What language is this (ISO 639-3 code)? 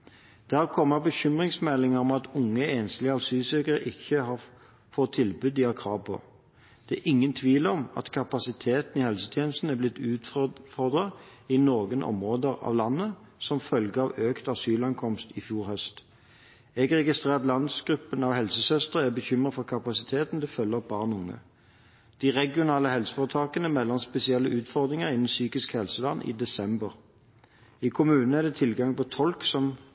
nob